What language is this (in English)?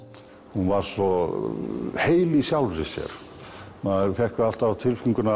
Icelandic